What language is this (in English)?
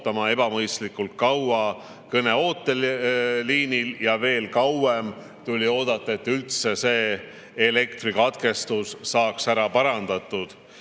Estonian